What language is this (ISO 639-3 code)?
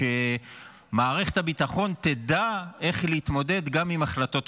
heb